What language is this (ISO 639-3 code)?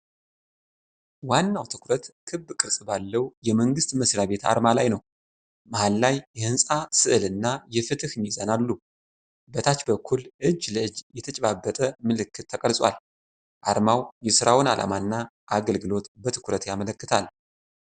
amh